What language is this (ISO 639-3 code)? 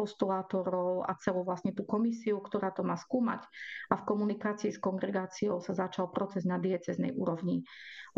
slk